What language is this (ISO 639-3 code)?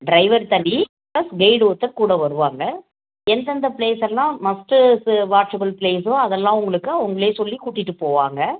tam